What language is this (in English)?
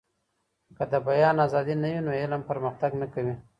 Pashto